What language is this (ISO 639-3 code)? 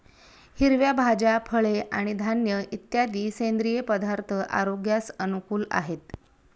mar